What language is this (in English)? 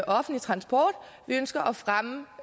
Danish